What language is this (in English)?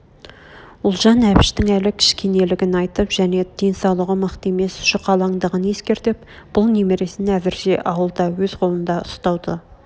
Kazakh